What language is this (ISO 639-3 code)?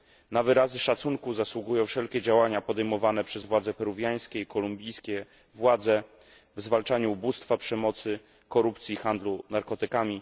pol